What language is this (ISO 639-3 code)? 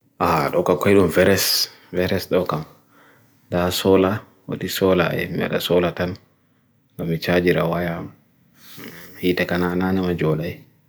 fui